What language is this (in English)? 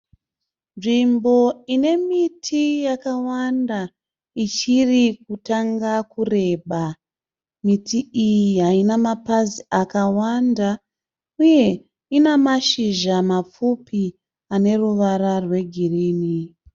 Shona